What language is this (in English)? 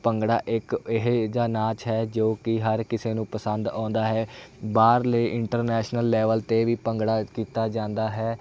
Punjabi